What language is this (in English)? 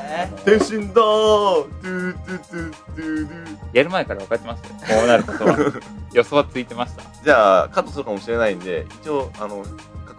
Japanese